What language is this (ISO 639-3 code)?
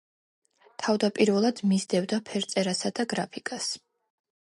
kat